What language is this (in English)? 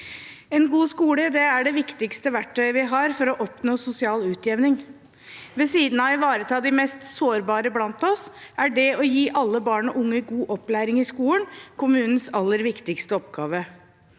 Norwegian